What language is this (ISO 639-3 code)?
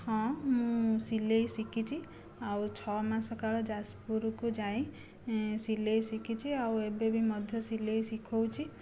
ori